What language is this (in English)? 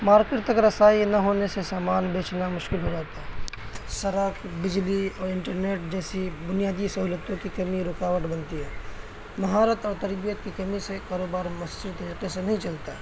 Urdu